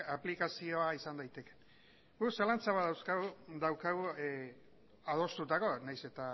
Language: Basque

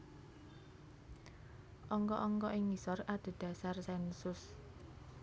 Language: Javanese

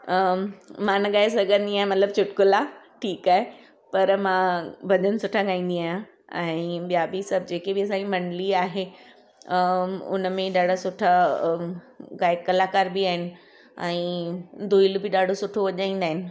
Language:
Sindhi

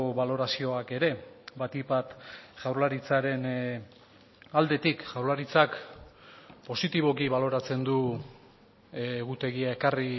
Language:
Basque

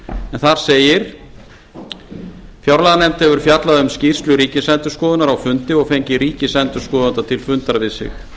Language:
Icelandic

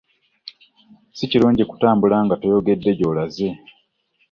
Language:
Ganda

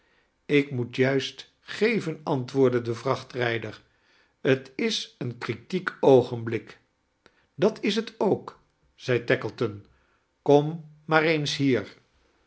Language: Dutch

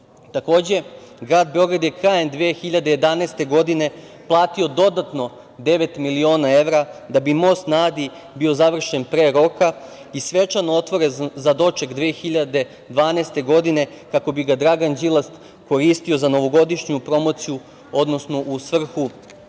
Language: Serbian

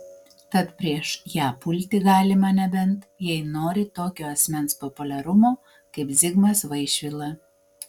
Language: Lithuanian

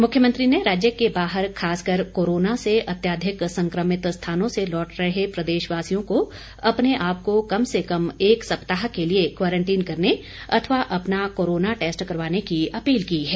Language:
Hindi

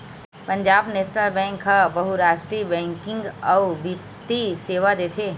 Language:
Chhattisgarhi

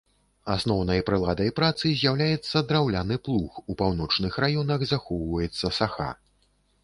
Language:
Belarusian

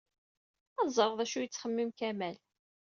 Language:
Kabyle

